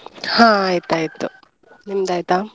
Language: Kannada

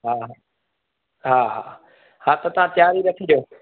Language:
Sindhi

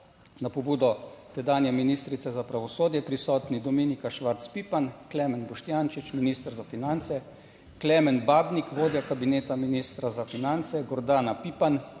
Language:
Slovenian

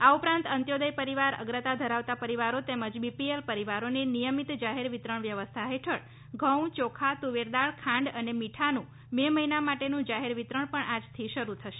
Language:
Gujarati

